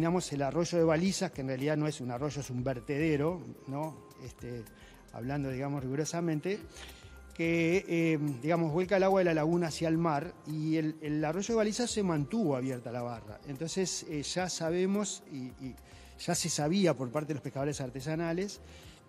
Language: Spanish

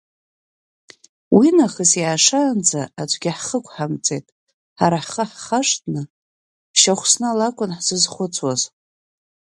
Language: Abkhazian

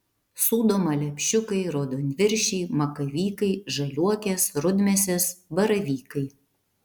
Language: Lithuanian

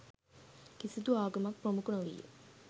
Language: Sinhala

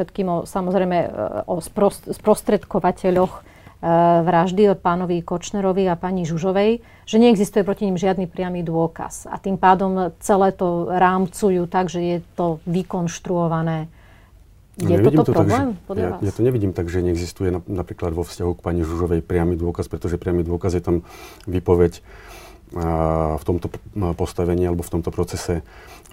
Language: Slovak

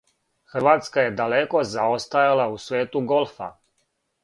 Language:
Serbian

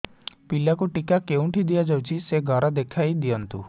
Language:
Odia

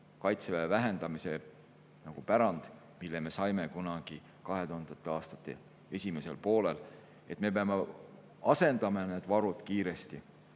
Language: Estonian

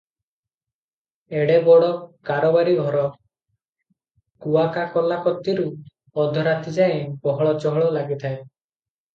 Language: Odia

